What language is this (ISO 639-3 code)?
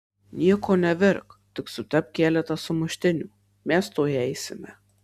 lit